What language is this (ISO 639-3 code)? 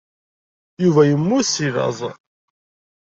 kab